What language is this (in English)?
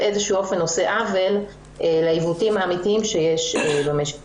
Hebrew